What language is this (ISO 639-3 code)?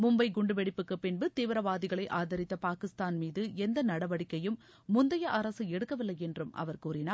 tam